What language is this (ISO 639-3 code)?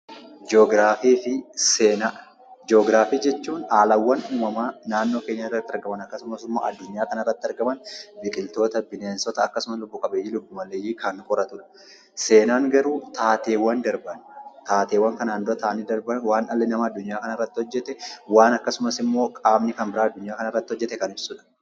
orm